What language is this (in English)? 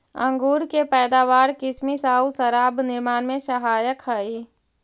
Magahi